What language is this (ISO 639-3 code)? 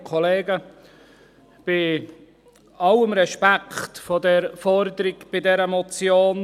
gsw